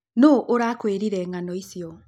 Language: Kikuyu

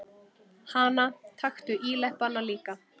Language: Icelandic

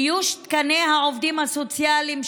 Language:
Hebrew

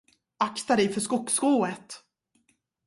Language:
Swedish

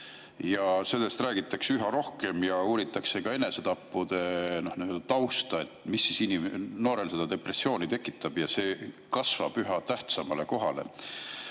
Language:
Estonian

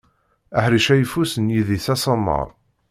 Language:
Kabyle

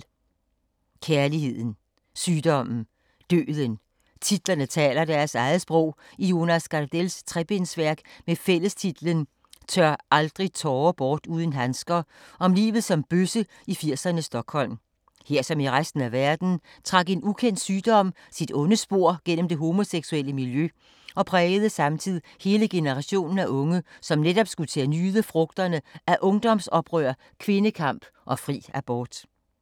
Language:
Danish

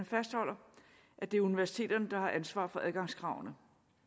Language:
Danish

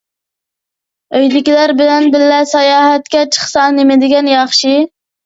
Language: Uyghur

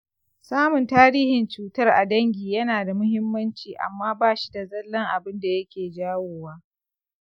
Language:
Hausa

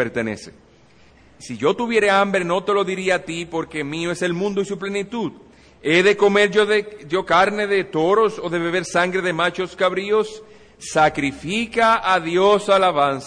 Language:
Spanish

